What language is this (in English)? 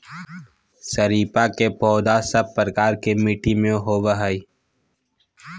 Magahi